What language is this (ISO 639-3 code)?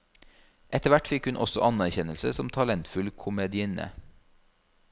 nor